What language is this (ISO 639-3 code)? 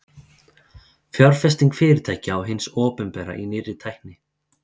isl